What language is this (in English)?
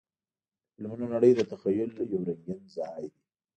Pashto